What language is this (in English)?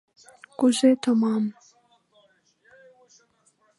Mari